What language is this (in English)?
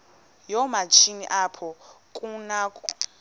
Xhosa